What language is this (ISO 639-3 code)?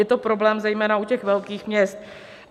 ces